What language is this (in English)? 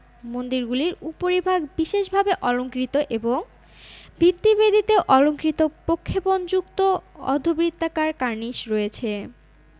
Bangla